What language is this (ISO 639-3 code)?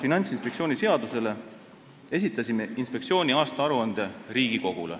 est